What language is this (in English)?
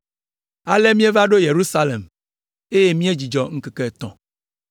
Ewe